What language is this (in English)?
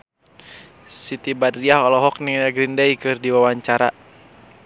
Sundanese